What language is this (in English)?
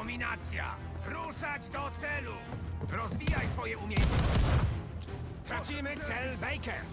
Polish